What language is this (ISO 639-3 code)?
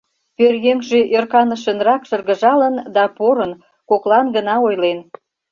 chm